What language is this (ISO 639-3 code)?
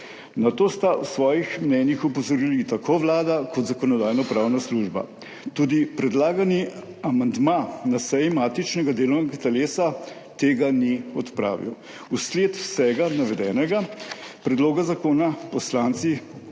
slv